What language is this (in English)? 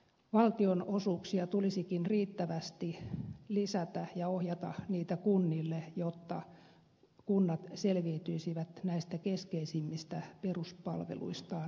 Finnish